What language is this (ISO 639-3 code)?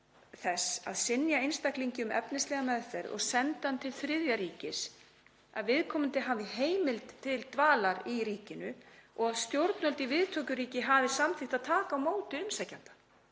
isl